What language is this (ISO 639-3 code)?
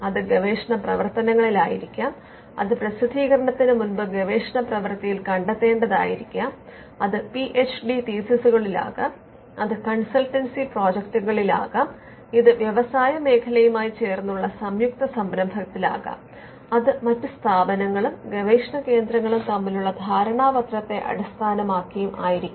mal